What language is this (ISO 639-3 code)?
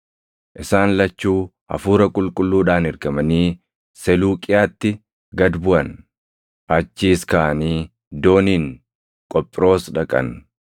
orm